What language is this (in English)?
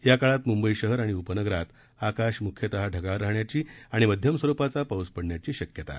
Marathi